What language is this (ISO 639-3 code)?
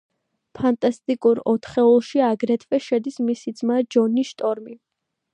kat